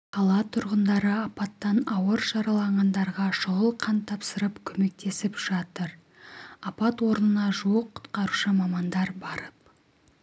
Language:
Kazakh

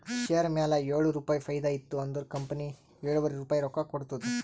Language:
Kannada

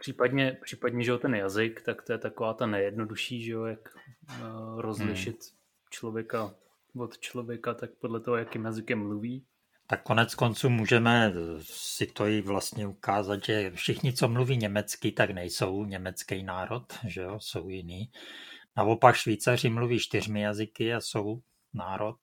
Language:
Czech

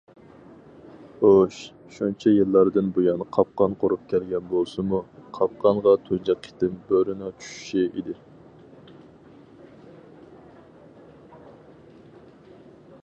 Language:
Uyghur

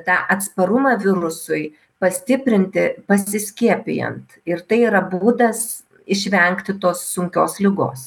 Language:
Lithuanian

